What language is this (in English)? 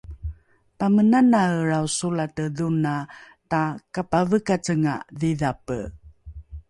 Rukai